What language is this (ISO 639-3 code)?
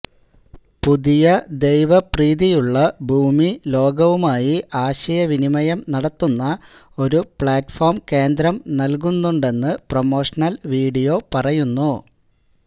mal